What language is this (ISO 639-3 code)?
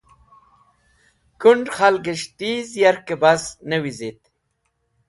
wbl